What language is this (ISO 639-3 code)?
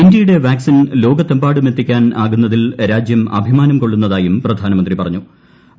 mal